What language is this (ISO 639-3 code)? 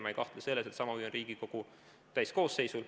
est